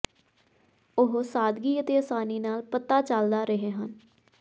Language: Punjabi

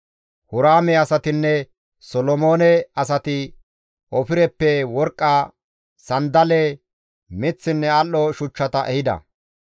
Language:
Gamo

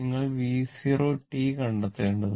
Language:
Malayalam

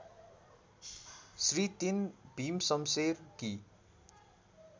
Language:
Nepali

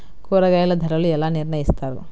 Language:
Telugu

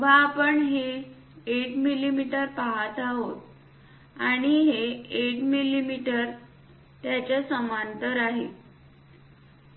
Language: Marathi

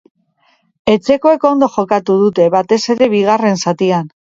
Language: Basque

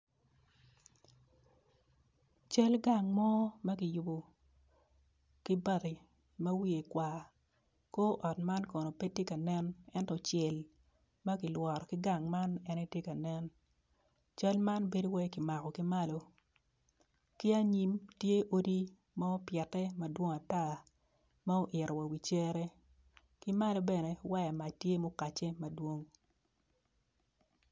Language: Acoli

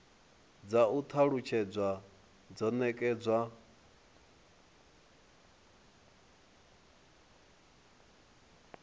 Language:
Venda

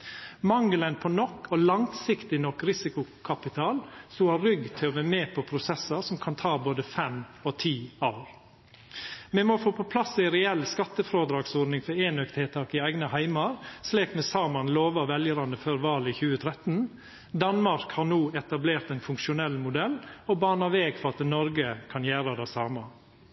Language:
Norwegian Nynorsk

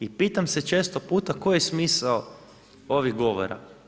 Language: Croatian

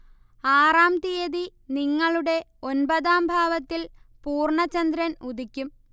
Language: Malayalam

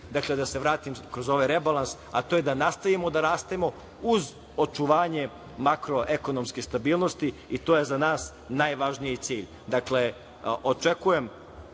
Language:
Serbian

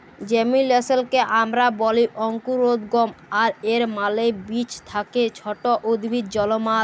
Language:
Bangla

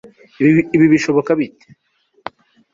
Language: Kinyarwanda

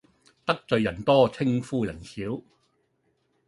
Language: Cantonese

